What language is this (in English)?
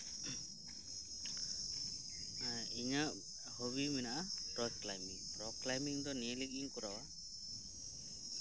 Santali